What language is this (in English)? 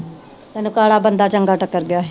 Punjabi